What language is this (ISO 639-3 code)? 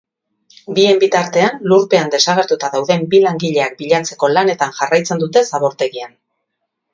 eus